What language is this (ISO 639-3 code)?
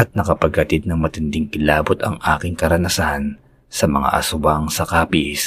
fil